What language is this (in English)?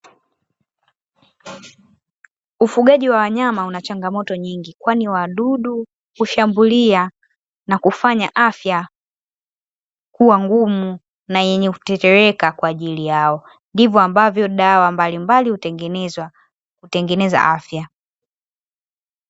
Swahili